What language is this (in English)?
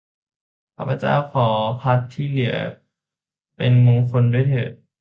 Thai